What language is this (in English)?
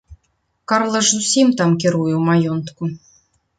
Belarusian